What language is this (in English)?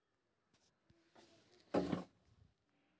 Maithili